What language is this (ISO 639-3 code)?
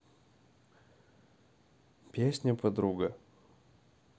rus